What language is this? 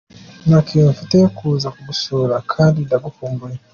Kinyarwanda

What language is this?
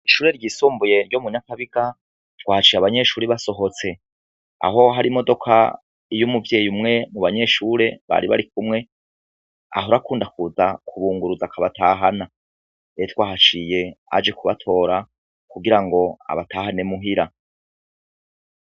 Rundi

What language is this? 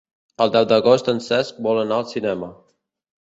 Catalan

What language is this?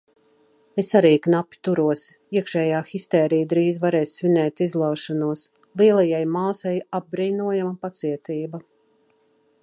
Latvian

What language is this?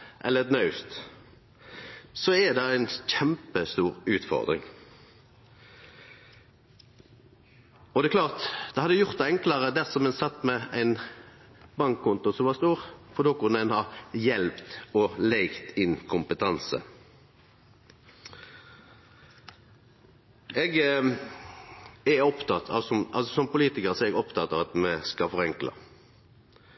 Norwegian Nynorsk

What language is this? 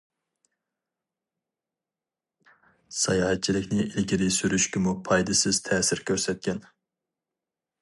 Uyghur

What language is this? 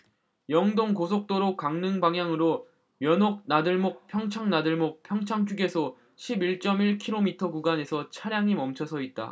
Korean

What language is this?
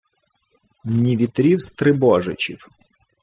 Ukrainian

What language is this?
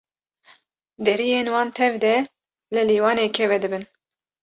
Kurdish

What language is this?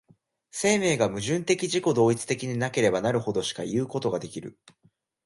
Japanese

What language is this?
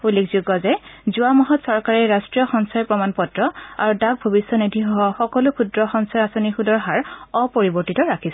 Assamese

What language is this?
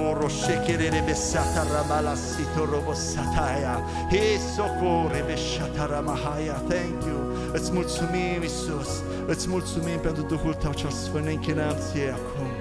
Romanian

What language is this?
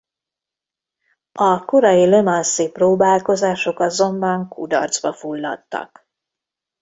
Hungarian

